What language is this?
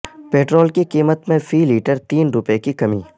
Urdu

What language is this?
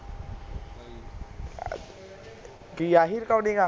Punjabi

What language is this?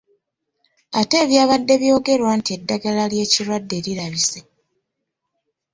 Ganda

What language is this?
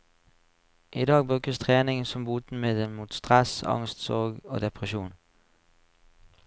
Norwegian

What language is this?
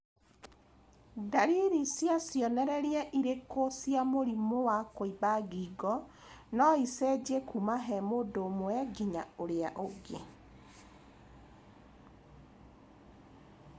Kikuyu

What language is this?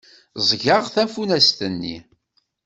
Kabyle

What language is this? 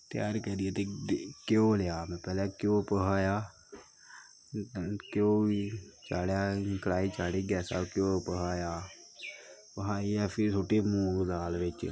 Dogri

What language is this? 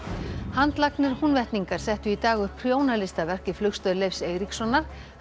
Icelandic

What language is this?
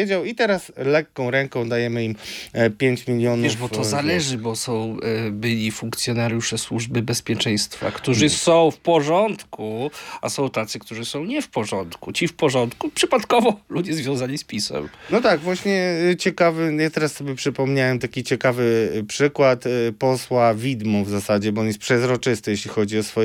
Polish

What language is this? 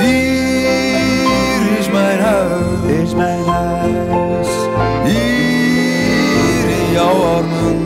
Dutch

